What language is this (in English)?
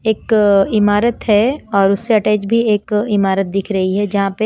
Hindi